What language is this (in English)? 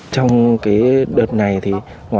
Vietnamese